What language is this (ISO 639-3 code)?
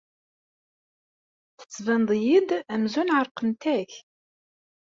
kab